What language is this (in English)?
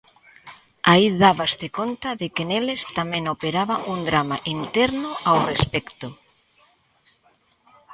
Galician